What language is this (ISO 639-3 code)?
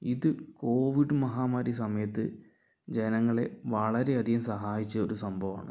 mal